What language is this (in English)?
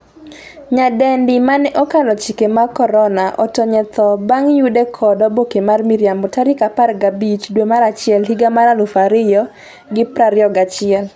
Luo (Kenya and Tanzania)